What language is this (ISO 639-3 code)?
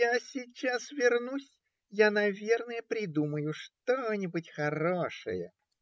rus